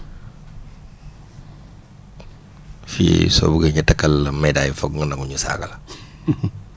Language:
Wolof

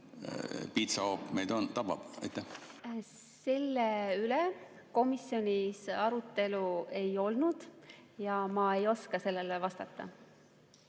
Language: Estonian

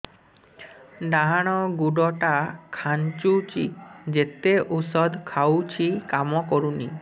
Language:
Odia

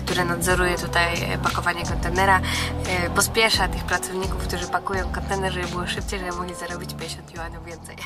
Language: Polish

